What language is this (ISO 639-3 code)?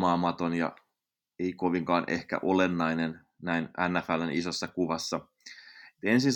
fin